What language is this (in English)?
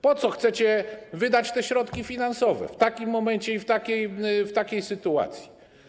Polish